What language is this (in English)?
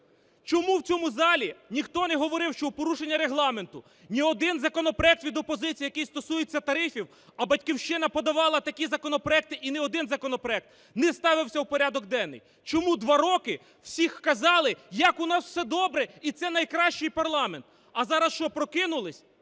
Ukrainian